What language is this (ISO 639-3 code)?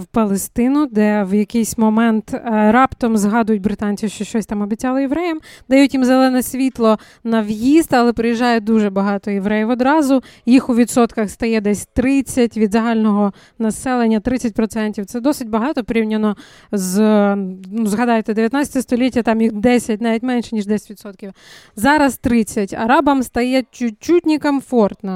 ukr